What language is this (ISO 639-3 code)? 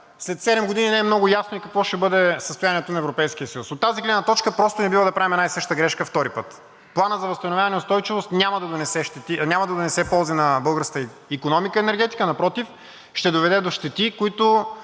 bul